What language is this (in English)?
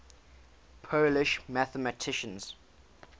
English